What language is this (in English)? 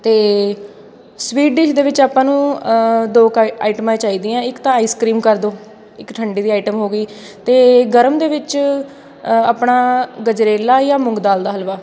Punjabi